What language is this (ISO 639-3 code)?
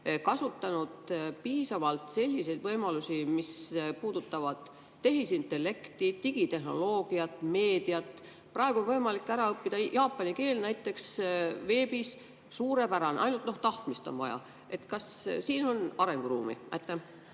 est